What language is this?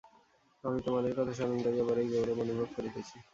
Bangla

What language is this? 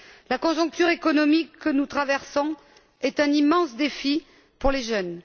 French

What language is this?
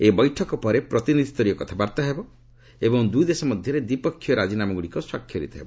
Odia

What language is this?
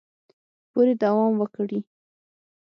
Pashto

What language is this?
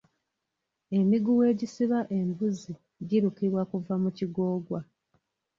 Ganda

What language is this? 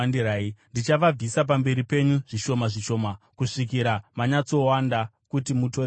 Shona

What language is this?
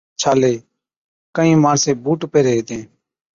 Od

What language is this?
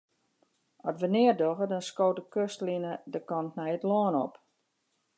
Western Frisian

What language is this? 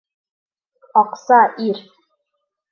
Bashkir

